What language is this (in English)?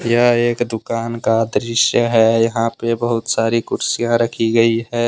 Hindi